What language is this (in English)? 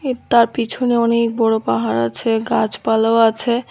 Bangla